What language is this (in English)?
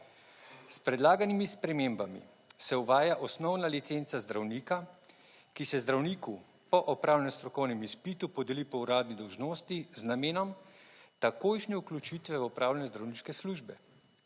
Slovenian